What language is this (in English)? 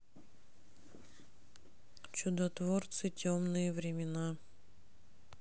Russian